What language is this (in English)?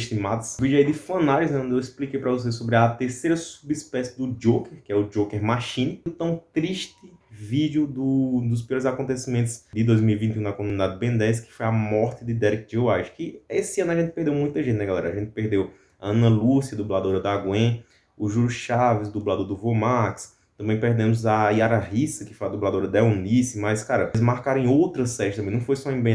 Portuguese